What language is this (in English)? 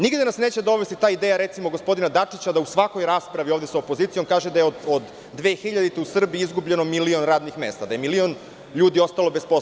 Serbian